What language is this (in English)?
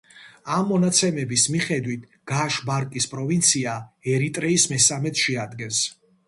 Georgian